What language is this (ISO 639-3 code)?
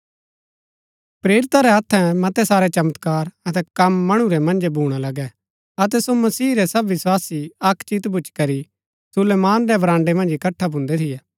gbk